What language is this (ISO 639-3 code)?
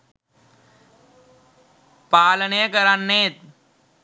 sin